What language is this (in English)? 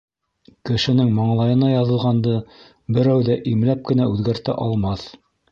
Bashkir